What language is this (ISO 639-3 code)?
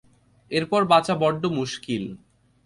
ben